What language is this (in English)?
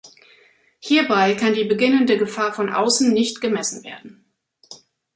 German